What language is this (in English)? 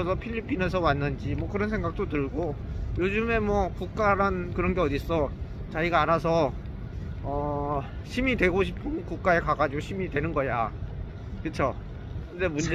Korean